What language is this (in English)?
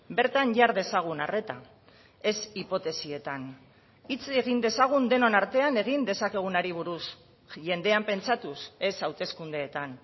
Basque